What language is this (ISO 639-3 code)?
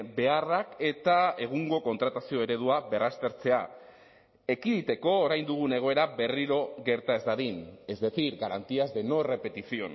eus